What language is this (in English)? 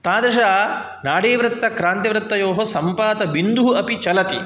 Sanskrit